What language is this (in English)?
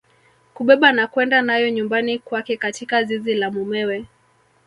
Swahili